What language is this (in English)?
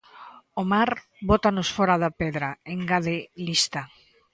Galician